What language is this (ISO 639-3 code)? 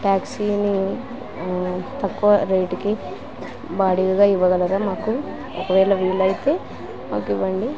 tel